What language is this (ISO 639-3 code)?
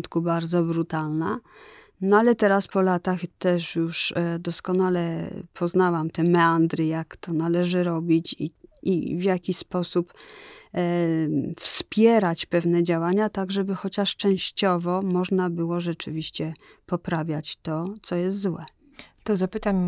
pol